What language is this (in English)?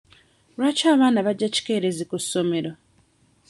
Ganda